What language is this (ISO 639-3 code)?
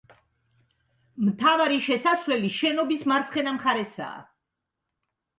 kat